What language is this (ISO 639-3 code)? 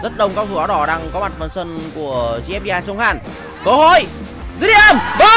vie